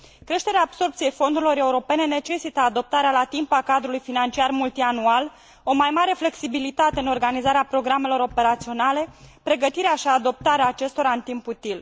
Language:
Romanian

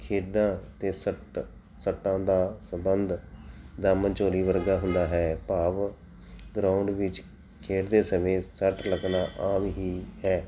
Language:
Punjabi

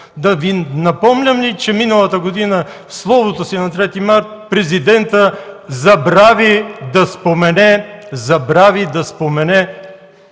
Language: Bulgarian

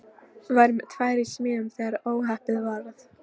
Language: Icelandic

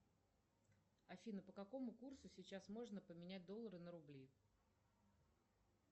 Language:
Russian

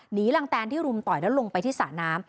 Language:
Thai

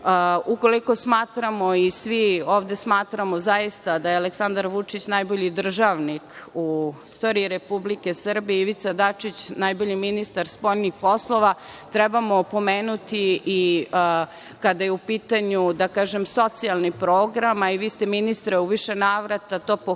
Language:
Serbian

